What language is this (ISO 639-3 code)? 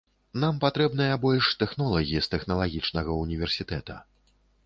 bel